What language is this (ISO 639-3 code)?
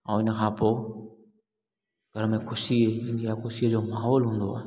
snd